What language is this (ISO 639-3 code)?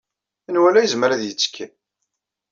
kab